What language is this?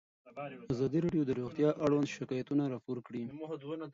Pashto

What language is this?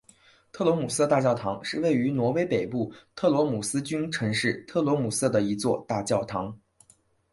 Chinese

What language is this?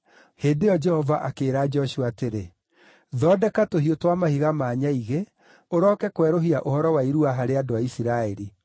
Kikuyu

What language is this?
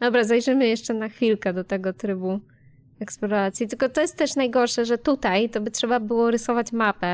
Polish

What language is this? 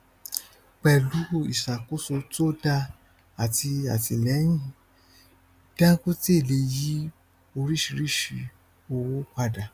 Yoruba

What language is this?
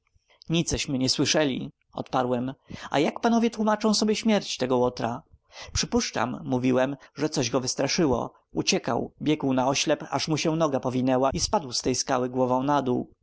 Polish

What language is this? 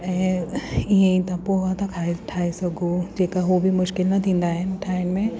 Sindhi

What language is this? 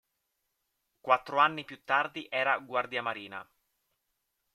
Italian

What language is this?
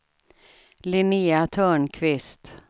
Swedish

